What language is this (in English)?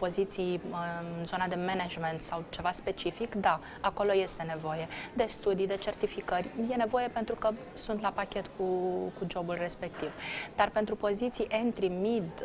Romanian